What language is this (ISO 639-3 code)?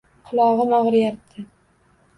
uzb